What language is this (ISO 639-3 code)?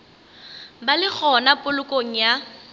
nso